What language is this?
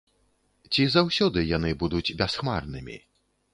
Belarusian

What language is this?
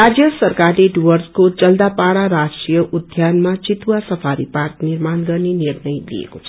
Nepali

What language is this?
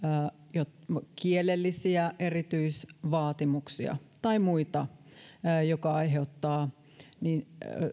Finnish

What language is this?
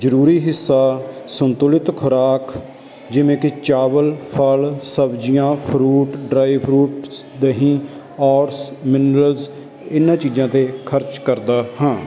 Punjabi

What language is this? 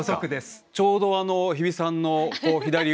Japanese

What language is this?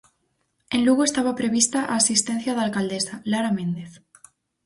Galician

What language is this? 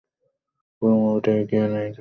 Bangla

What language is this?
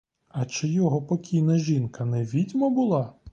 Ukrainian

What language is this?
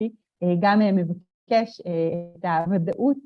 Hebrew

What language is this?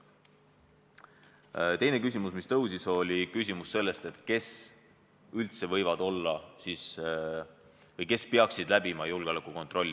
Estonian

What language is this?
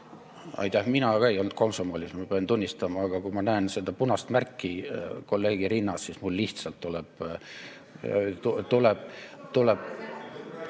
Estonian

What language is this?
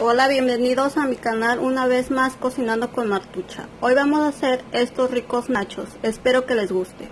Spanish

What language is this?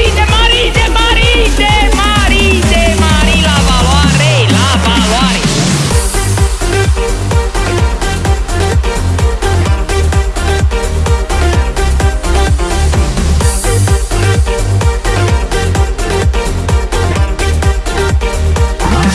Romanian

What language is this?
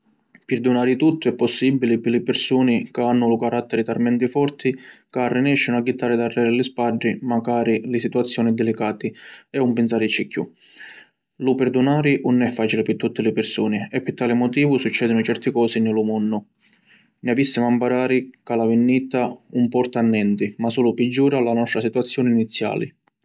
Sicilian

